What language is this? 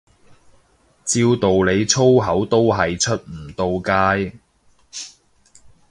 Cantonese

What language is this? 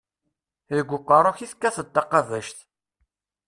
Kabyle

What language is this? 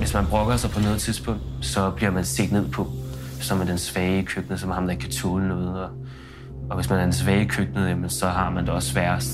Danish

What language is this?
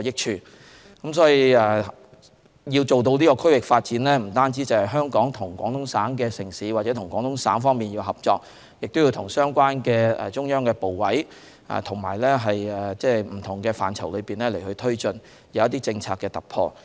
Cantonese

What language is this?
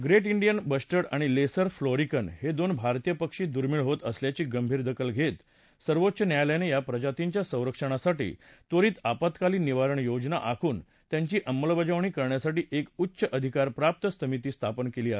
Marathi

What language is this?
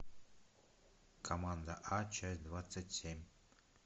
Russian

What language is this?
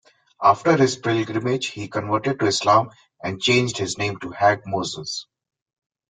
English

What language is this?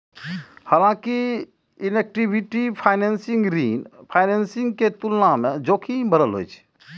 Maithili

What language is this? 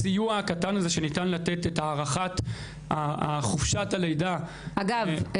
Hebrew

